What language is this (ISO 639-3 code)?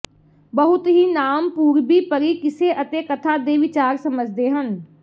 pan